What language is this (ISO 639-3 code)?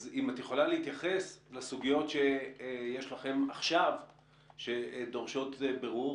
heb